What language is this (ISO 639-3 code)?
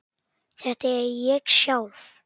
isl